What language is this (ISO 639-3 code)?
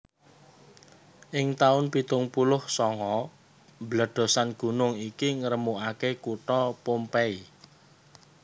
jav